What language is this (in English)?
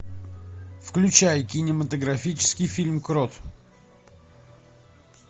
Russian